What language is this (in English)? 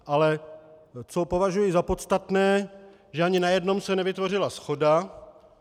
Czech